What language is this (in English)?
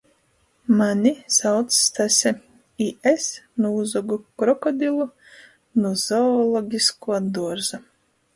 Latgalian